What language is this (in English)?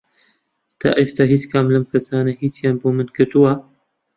Central Kurdish